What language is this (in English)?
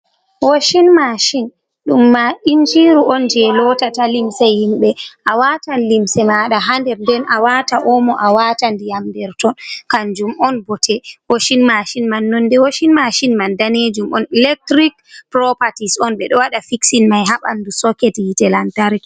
Fula